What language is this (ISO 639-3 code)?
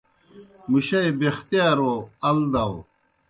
plk